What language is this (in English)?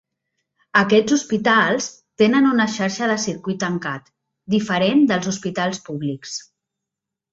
Catalan